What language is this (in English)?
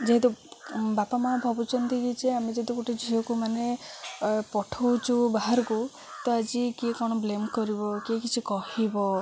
Odia